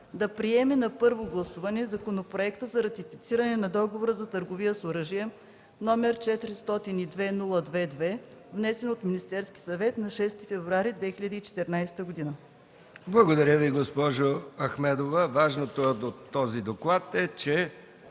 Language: Bulgarian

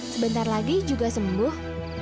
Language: Indonesian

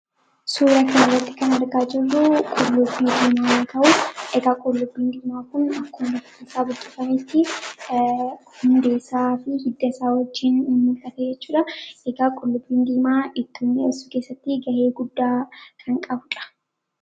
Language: Oromo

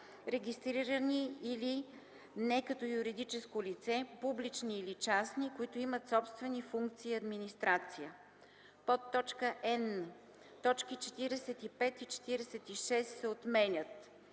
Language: Bulgarian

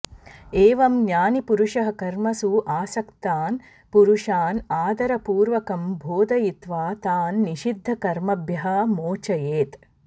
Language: Sanskrit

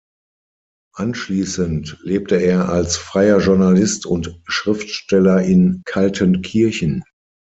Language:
German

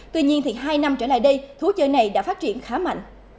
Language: Vietnamese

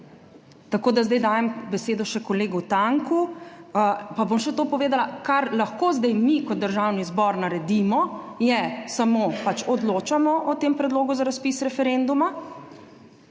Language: Slovenian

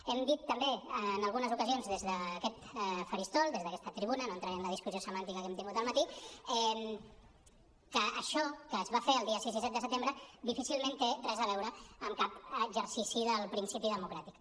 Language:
Catalan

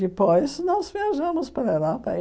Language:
Portuguese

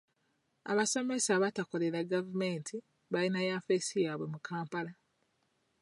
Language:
Ganda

